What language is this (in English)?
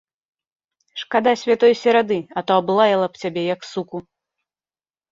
Belarusian